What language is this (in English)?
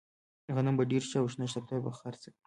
Pashto